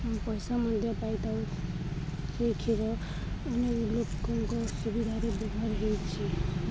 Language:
Odia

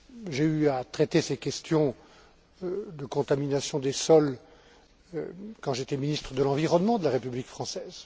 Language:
French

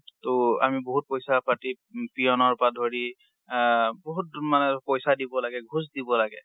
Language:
Assamese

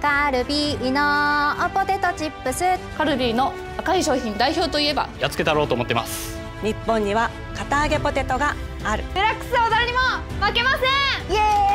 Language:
Japanese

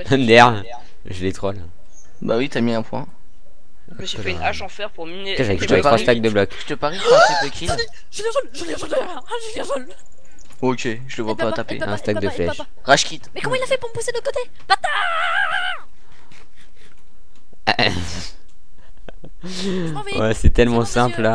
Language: French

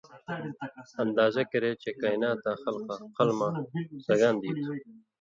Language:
Indus Kohistani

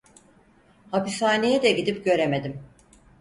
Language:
Turkish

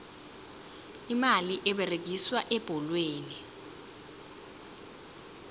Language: South Ndebele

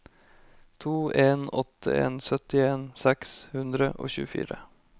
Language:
Norwegian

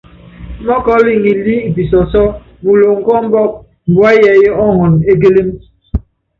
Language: Yangben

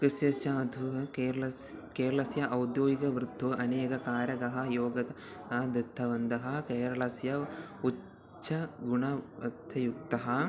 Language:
Sanskrit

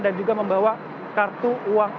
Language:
Indonesian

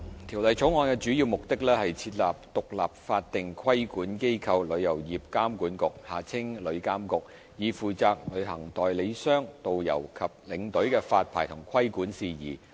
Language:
Cantonese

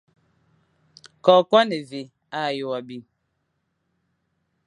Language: Fang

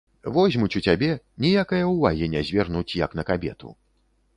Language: Belarusian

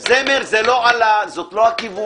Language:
Hebrew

